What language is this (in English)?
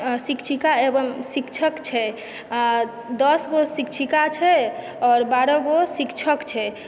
Maithili